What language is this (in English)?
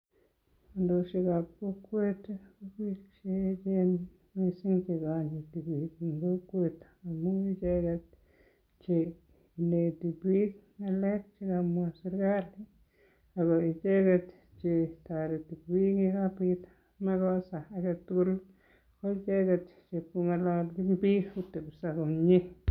Kalenjin